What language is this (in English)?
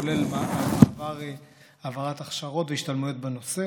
Hebrew